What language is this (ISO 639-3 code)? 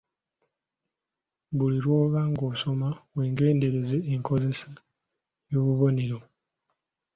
lug